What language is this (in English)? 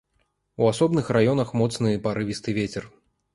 Belarusian